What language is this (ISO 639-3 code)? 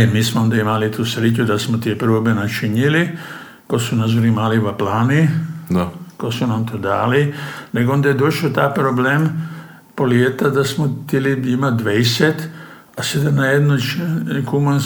hrv